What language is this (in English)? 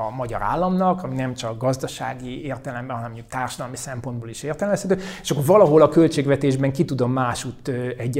Hungarian